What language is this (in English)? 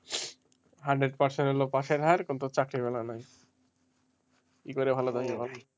Bangla